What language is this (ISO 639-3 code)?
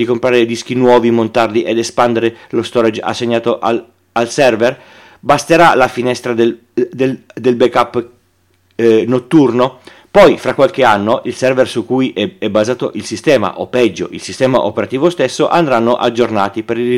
ita